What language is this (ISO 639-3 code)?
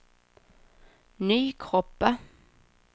swe